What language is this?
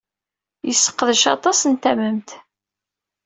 Kabyle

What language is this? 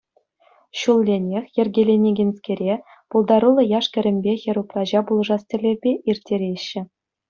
Chuvash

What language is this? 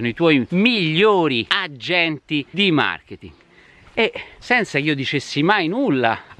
Italian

